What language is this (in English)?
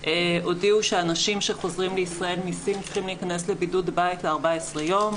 Hebrew